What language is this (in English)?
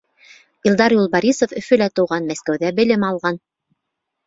Bashkir